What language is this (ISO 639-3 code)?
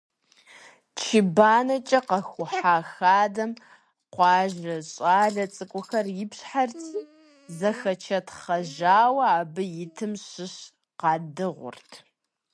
kbd